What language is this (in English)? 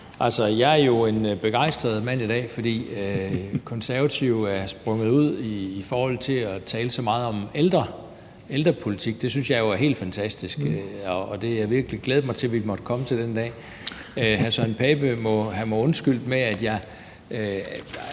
Danish